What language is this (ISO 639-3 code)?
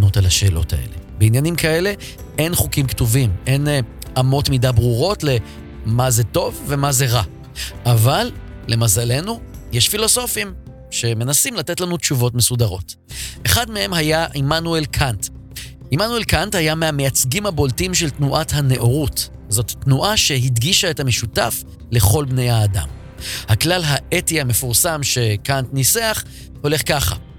heb